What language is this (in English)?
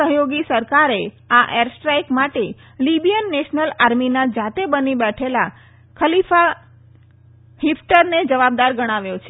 Gujarati